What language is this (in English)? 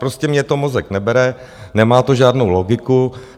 Czech